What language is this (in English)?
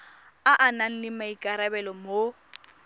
Tswana